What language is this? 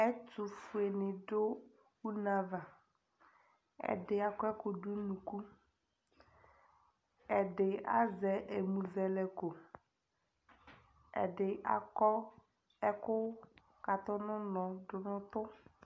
Ikposo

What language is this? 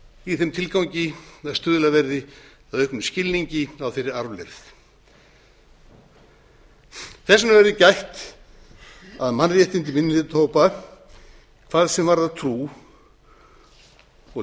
Icelandic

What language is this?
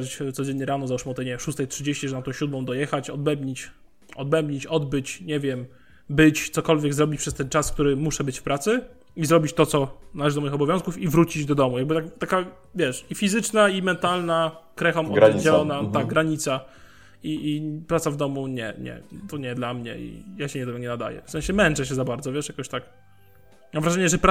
Polish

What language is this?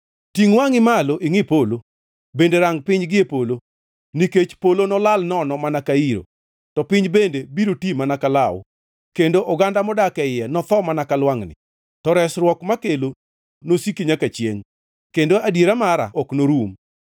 Luo (Kenya and Tanzania)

